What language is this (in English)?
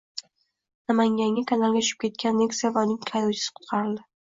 Uzbek